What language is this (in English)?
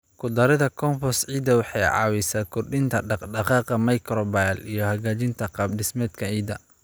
Somali